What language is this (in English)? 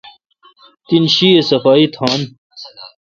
Kalkoti